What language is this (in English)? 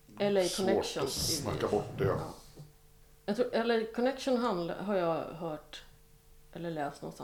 Swedish